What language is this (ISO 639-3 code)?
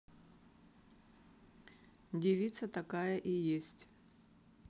rus